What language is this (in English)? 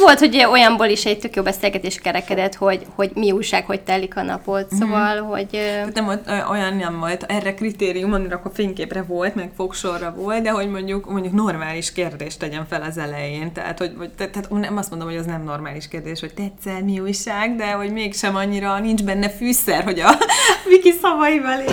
Hungarian